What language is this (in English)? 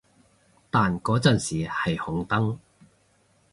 Cantonese